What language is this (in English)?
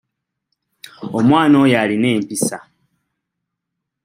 Ganda